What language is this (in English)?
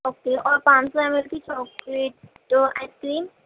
Urdu